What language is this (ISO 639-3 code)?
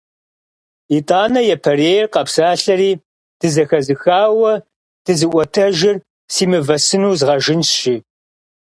kbd